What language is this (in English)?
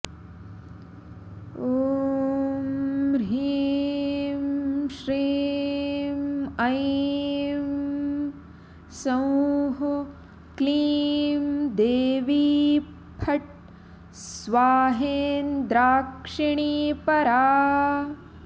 Sanskrit